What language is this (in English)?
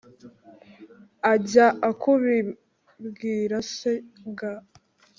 Kinyarwanda